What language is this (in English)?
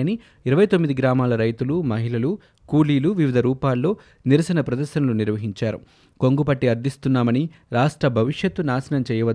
Telugu